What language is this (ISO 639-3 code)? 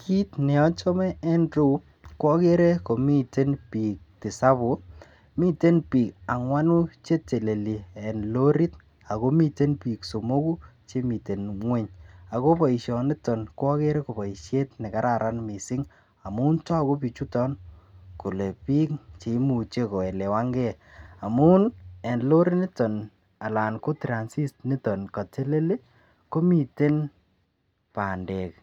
kln